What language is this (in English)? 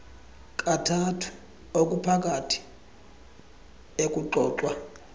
Xhosa